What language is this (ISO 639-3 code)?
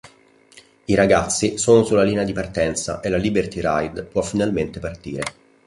ita